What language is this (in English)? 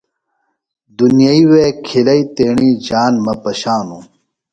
Phalura